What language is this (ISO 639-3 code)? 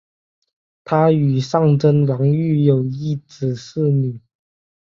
zho